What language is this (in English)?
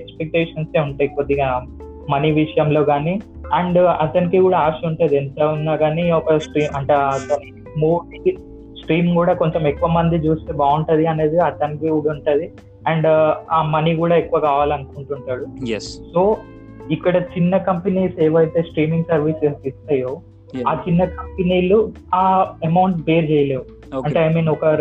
Telugu